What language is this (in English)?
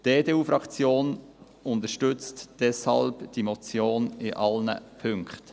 Swiss German